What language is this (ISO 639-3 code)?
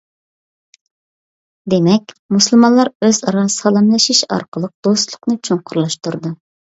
uig